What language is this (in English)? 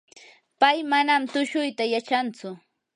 Yanahuanca Pasco Quechua